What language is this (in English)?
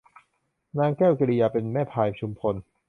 Thai